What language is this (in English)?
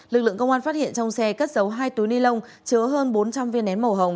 Vietnamese